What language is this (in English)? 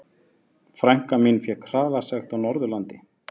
Icelandic